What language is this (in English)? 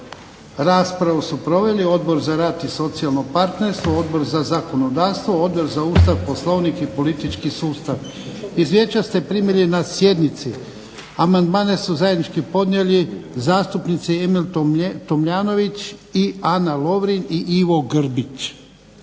Croatian